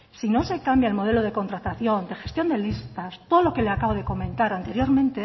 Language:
Spanish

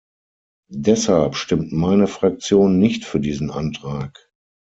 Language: German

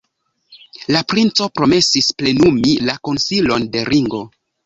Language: Esperanto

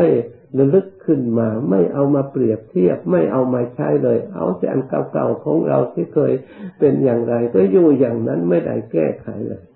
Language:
Thai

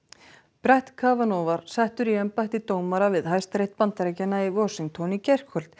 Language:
Icelandic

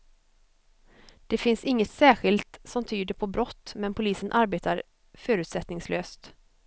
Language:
Swedish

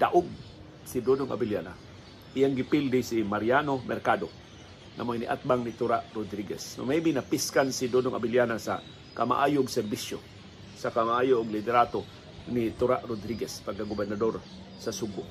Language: Filipino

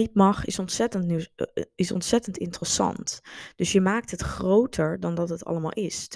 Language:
Dutch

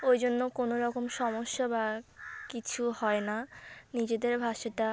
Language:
Bangla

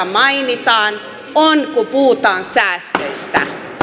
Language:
Finnish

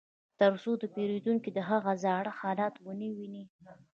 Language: Pashto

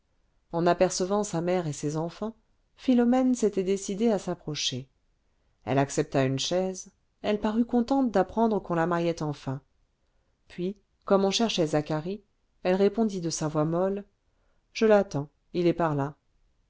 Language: French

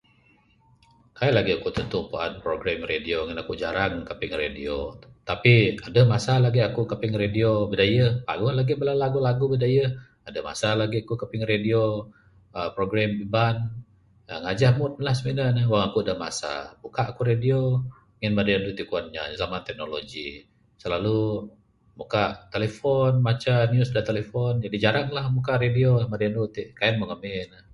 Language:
Bukar-Sadung Bidayuh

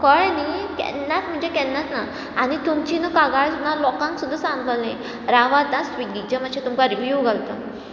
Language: Konkani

